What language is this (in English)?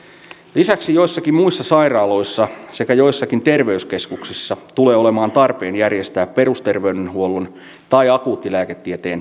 Finnish